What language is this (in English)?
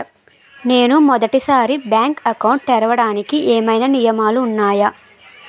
Telugu